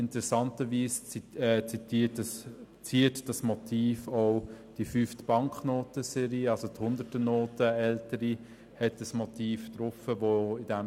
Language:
Swiss German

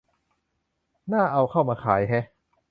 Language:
Thai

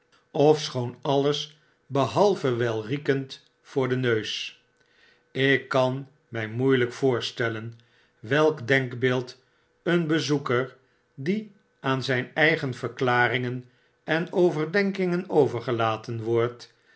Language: Dutch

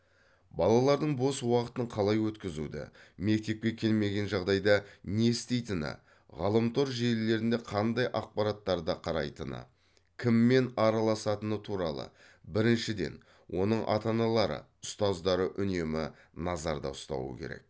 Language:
Kazakh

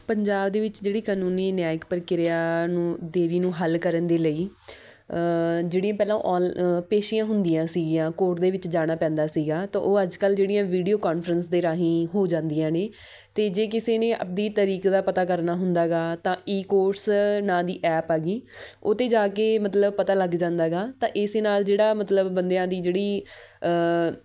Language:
Punjabi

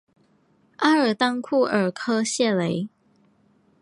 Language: Chinese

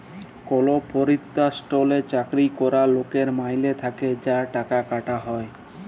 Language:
Bangla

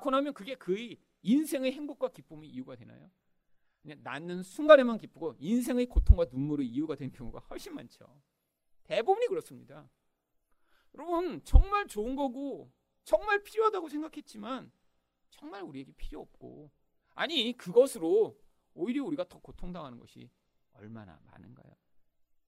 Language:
Korean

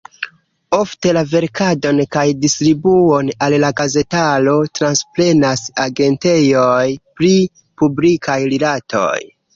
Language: Esperanto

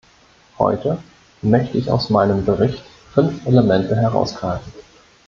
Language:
German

